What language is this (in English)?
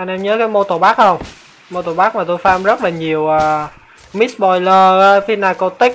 Vietnamese